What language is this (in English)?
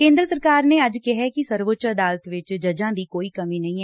Punjabi